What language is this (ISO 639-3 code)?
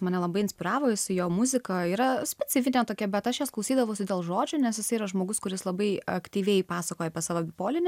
lit